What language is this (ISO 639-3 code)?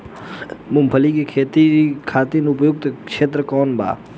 bho